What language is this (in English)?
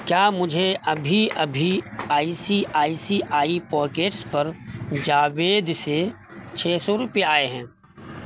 Urdu